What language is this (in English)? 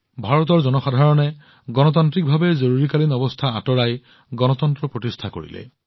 Assamese